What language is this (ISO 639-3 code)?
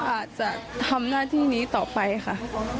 tha